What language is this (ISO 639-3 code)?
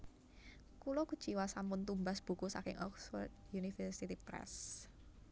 jav